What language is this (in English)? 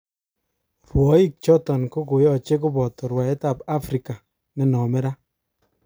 Kalenjin